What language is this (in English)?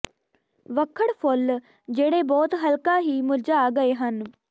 Punjabi